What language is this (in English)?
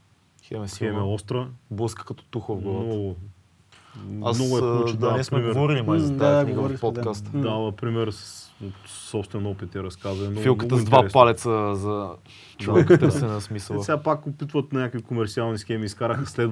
Bulgarian